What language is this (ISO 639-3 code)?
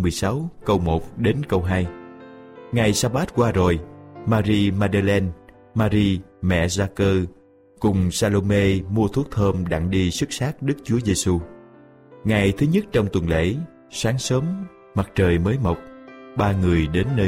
vie